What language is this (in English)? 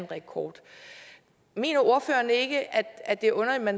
Danish